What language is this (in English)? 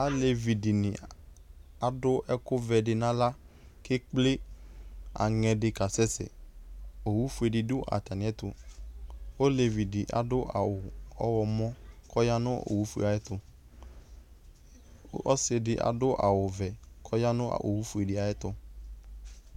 Ikposo